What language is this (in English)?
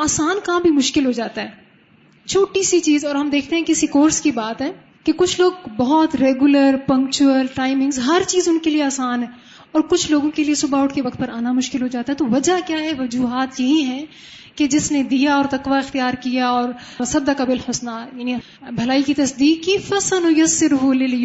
Urdu